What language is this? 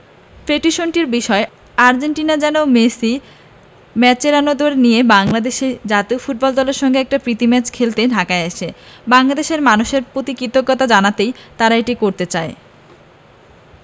Bangla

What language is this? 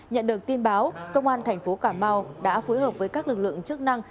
Vietnamese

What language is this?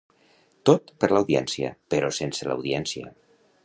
Catalan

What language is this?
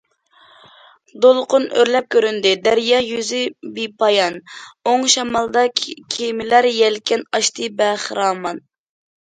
Uyghur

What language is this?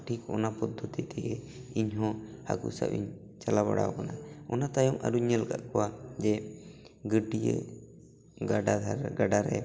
Santali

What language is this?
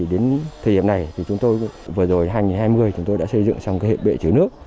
Vietnamese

